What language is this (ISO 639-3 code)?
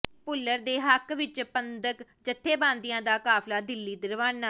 pan